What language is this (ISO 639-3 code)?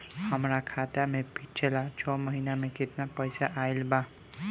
bho